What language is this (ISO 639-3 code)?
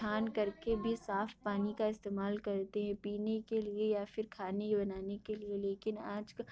urd